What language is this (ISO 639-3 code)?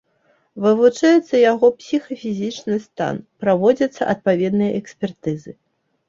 bel